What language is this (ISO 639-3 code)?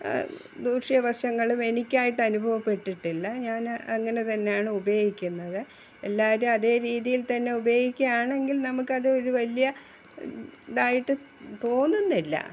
mal